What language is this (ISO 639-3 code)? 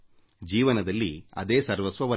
kan